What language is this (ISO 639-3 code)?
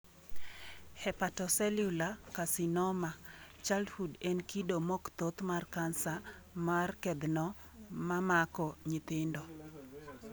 luo